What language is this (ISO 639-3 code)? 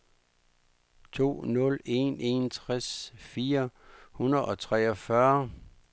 dan